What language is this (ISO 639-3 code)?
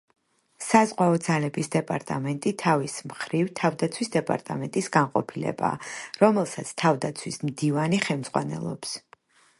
kat